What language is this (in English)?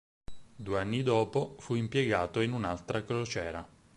Italian